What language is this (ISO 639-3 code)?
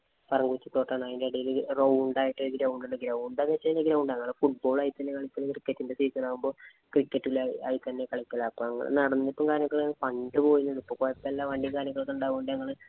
mal